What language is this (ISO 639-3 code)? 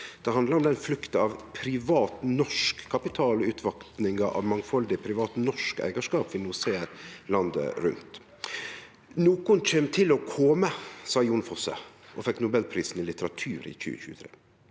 nor